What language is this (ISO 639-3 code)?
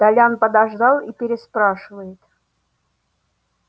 rus